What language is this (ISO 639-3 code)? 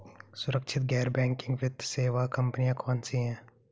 hin